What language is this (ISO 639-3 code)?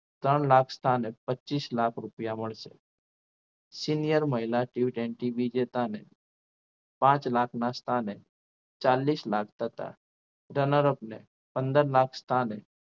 guj